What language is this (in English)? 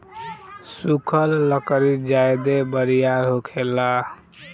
Bhojpuri